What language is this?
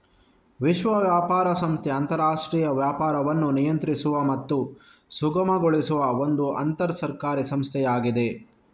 Kannada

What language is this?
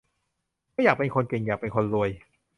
Thai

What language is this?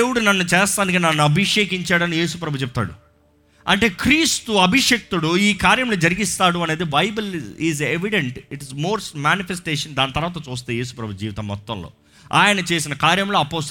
Telugu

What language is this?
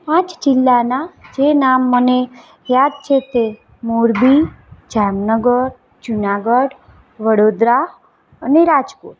Gujarati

